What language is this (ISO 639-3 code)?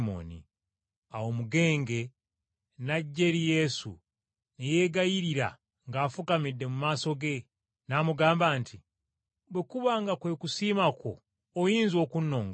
lug